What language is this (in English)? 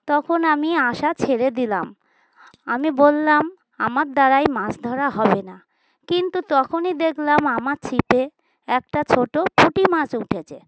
Bangla